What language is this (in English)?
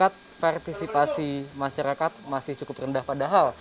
Indonesian